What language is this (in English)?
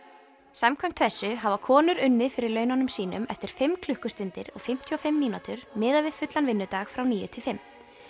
Icelandic